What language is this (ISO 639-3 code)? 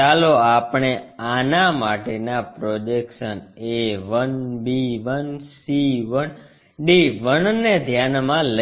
guj